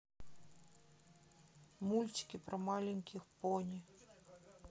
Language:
Russian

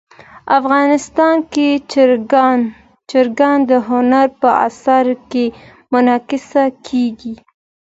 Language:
Pashto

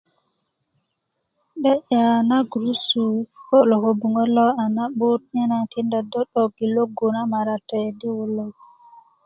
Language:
Kuku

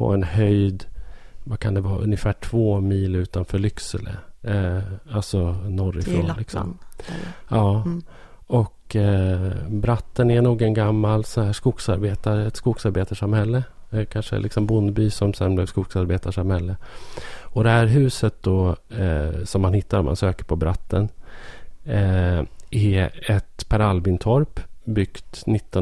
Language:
Swedish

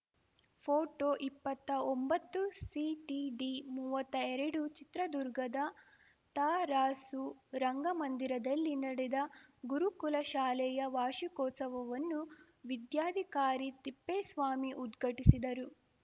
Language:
Kannada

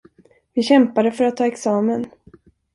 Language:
Swedish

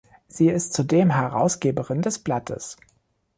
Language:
German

